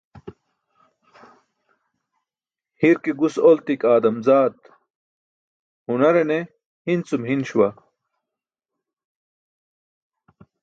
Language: Burushaski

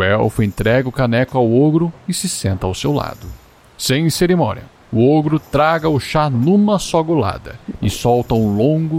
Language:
Portuguese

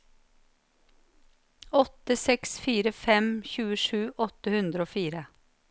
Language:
Norwegian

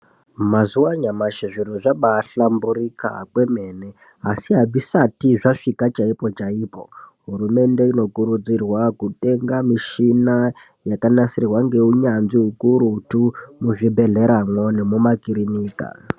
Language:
Ndau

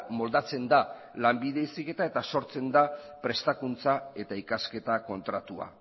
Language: Basque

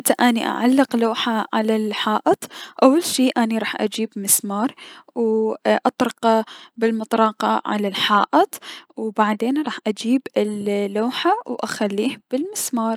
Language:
Mesopotamian Arabic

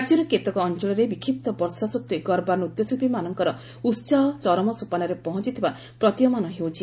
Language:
Odia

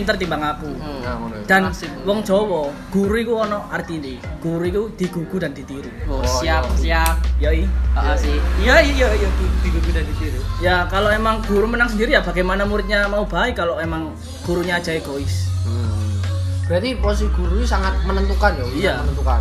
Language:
Indonesian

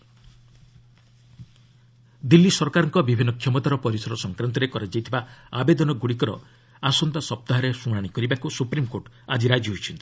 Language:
Odia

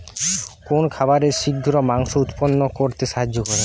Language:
Bangla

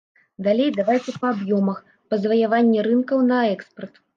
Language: Belarusian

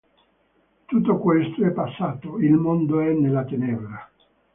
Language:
Italian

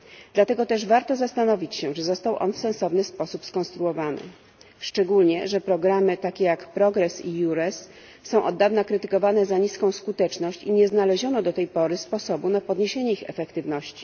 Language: Polish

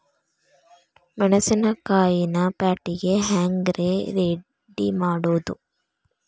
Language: Kannada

